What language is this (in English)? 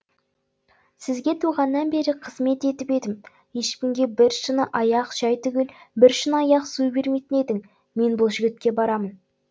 Kazakh